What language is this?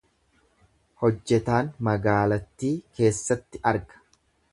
Oromo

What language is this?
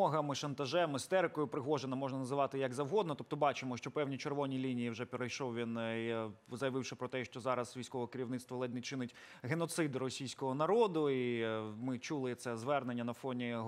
Ukrainian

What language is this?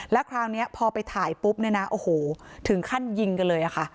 Thai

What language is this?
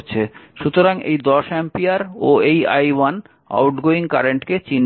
Bangla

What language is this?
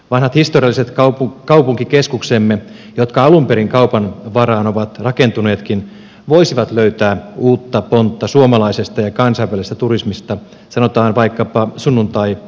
Finnish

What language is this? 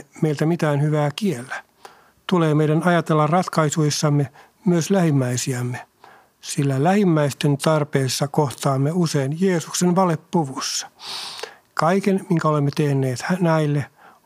Finnish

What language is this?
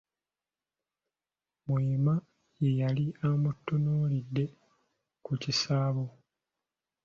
Ganda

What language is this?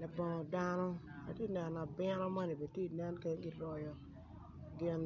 Acoli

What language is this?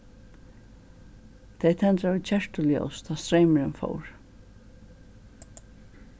Faroese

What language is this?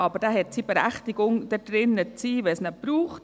Swiss German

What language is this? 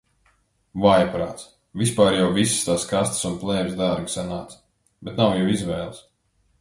Latvian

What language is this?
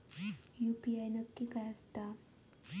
Marathi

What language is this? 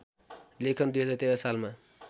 Nepali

